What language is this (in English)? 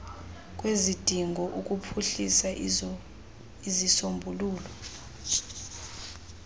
Xhosa